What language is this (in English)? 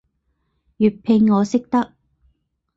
Cantonese